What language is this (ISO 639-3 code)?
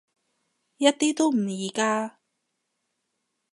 yue